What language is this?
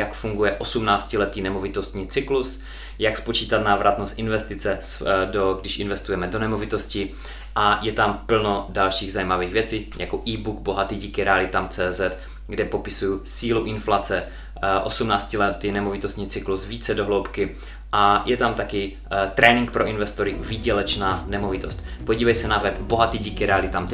Czech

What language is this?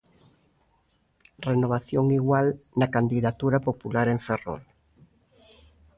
Galician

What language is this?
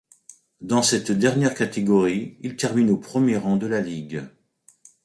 French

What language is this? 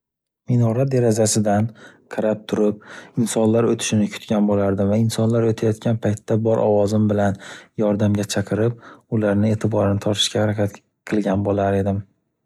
Uzbek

